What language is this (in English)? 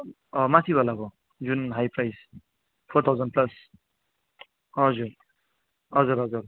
Nepali